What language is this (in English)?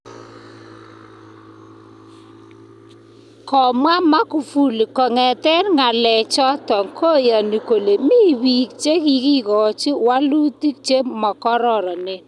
Kalenjin